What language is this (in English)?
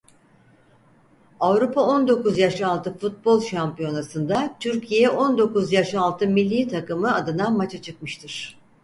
Turkish